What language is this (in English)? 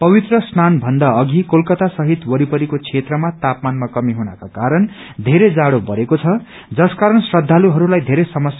Nepali